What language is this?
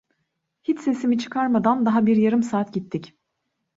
Turkish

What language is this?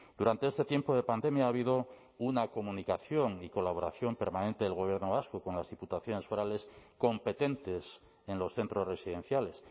Spanish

